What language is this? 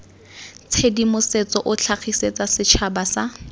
Tswana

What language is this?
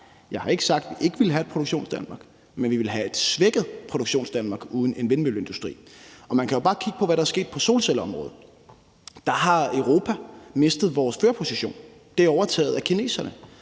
Danish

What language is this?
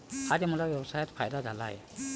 Marathi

